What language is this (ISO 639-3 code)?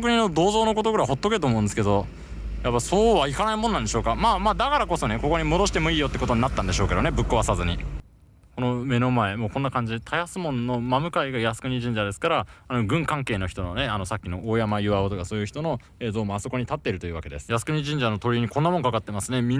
jpn